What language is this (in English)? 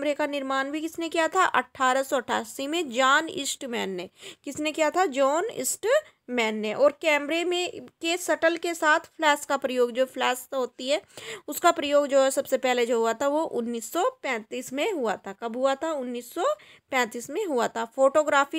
Hindi